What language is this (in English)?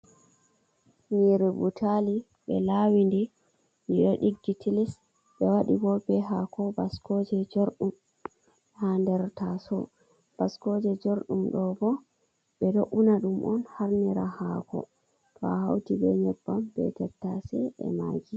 Fula